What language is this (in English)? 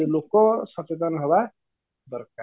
Odia